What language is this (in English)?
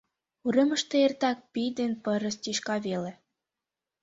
Mari